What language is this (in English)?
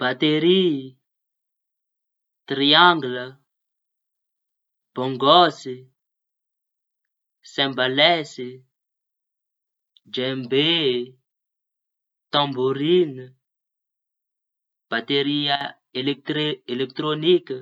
Tanosy Malagasy